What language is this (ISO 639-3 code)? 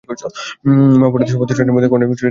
ben